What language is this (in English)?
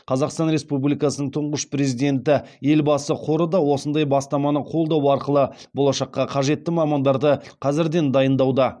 Kazakh